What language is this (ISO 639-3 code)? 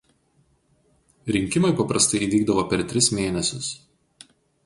lit